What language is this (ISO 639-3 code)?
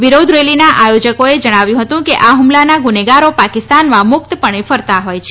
guj